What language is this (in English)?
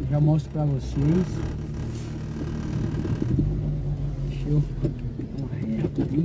Portuguese